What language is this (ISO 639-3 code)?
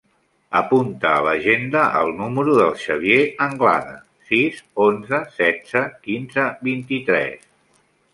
cat